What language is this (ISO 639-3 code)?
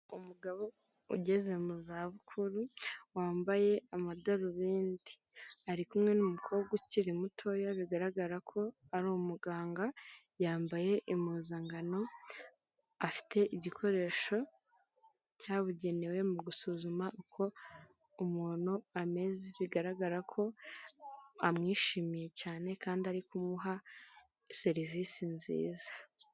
kin